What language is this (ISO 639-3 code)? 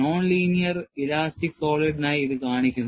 mal